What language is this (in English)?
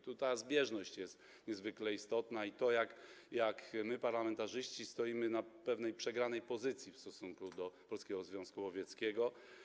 Polish